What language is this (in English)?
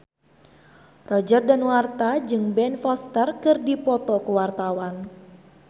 Sundanese